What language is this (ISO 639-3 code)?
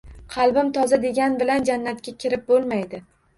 uzb